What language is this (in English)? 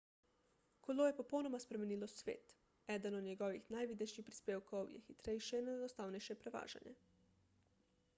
Slovenian